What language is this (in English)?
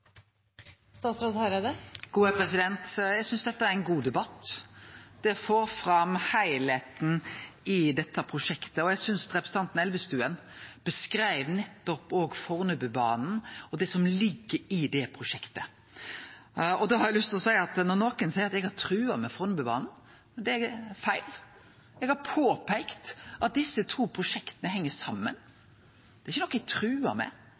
Norwegian